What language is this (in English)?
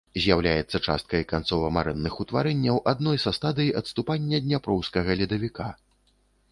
Belarusian